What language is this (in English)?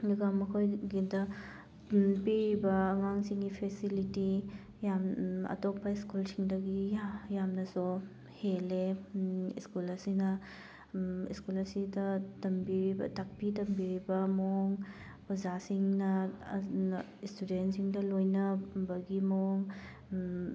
Manipuri